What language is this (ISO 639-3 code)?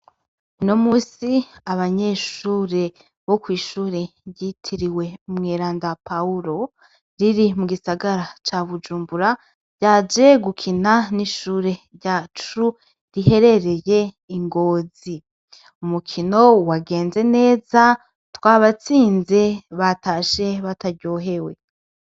run